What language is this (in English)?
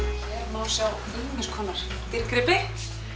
Icelandic